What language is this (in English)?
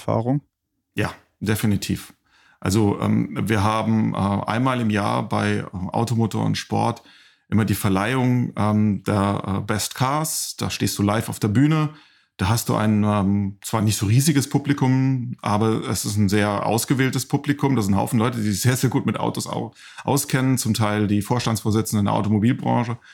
German